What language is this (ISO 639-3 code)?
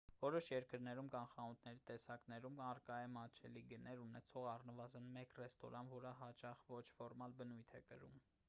hye